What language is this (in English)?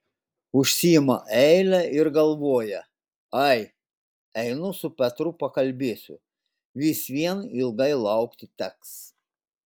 Lithuanian